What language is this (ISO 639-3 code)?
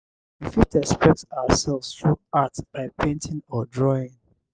pcm